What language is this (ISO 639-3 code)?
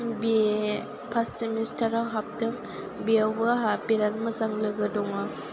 brx